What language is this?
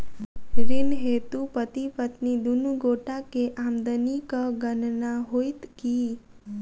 Maithili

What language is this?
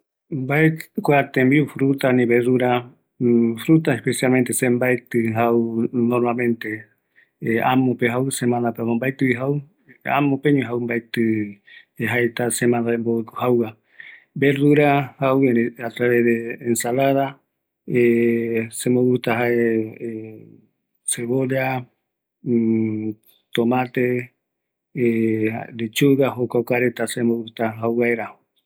Eastern Bolivian Guaraní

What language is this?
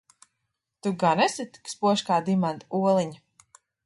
Latvian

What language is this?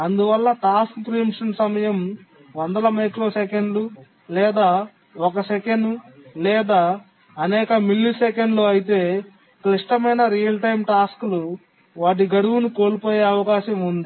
Telugu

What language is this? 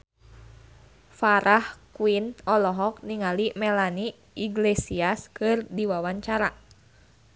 Sundanese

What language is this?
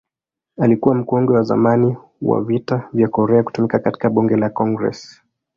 Swahili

